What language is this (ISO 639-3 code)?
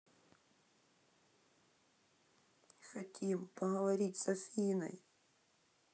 rus